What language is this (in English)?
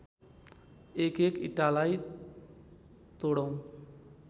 Nepali